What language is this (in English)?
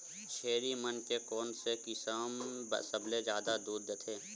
Chhattisgarhi